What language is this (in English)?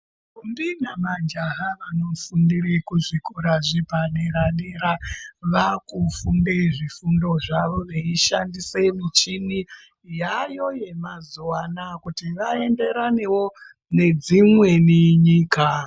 Ndau